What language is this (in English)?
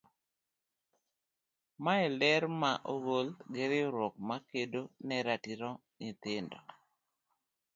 Luo (Kenya and Tanzania)